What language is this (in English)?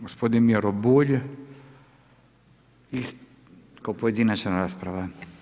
Croatian